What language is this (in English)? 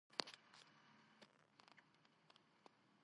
Georgian